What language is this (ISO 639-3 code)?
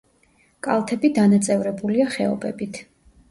kat